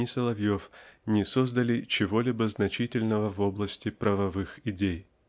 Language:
Russian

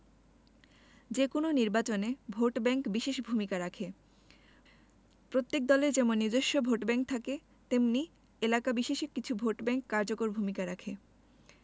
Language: Bangla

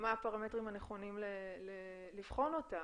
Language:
Hebrew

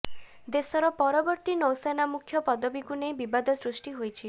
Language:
Odia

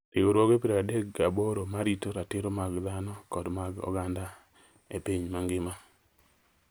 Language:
Luo (Kenya and Tanzania)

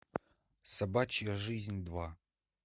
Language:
Russian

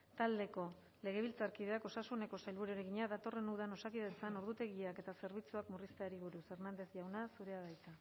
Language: Basque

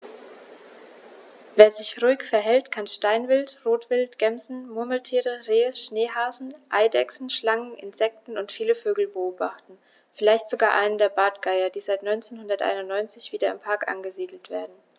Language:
German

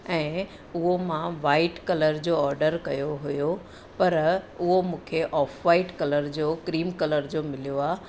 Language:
Sindhi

